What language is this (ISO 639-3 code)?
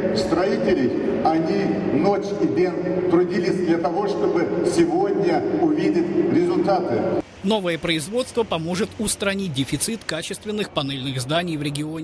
rus